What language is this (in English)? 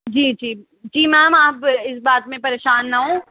Urdu